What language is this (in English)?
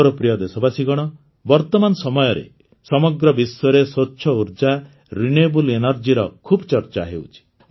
Odia